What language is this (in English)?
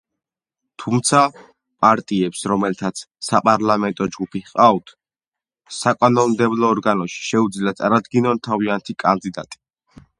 Georgian